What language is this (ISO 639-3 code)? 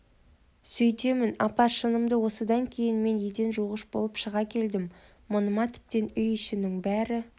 kaz